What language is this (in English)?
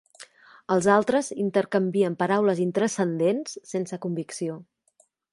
Catalan